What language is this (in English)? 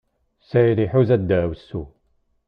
Kabyle